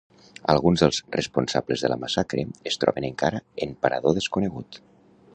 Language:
Catalan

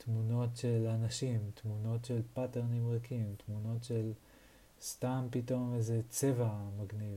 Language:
Hebrew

